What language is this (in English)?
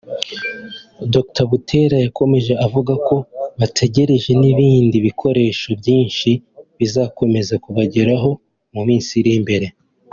Kinyarwanda